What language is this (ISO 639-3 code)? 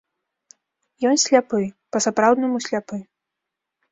bel